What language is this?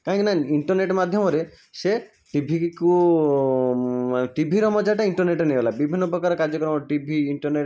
Odia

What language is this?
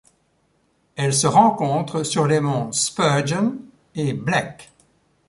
French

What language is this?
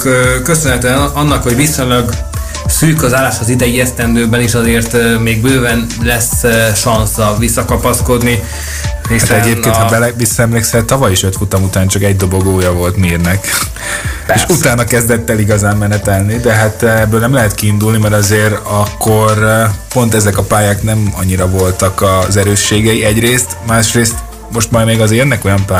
Hungarian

